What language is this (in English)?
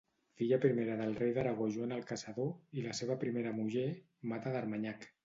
Catalan